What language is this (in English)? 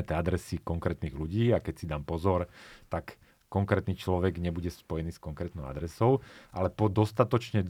Slovak